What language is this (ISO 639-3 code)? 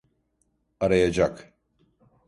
tur